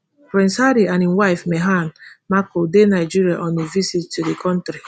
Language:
Nigerian Pidgin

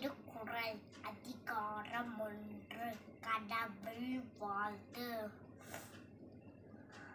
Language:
Thai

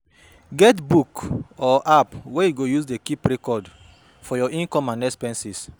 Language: Nigerian Pidgin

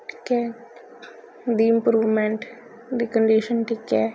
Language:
Punjabi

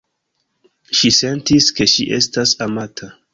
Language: Esperanto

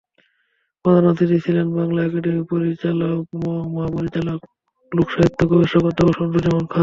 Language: Bangla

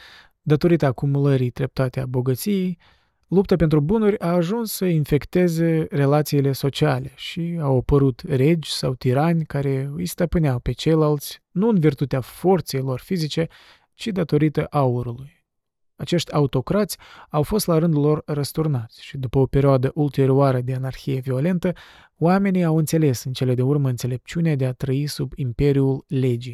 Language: Romanian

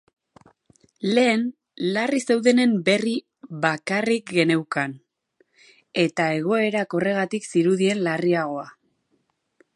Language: Basque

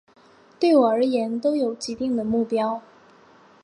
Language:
Chinese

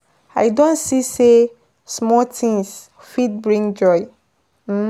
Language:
Nigerian Pidgin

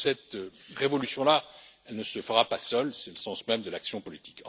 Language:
French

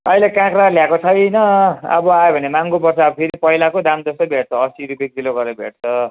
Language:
Nepali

